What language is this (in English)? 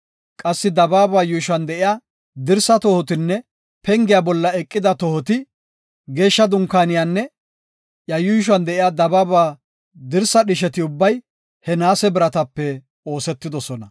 Gofa